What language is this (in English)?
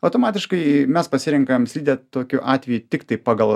Lithuanian